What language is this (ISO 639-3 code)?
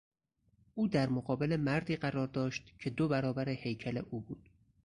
fas